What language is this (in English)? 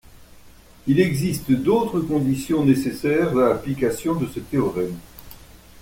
French